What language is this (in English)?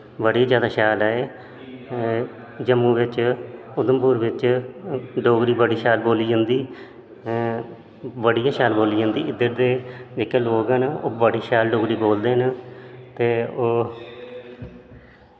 Dogri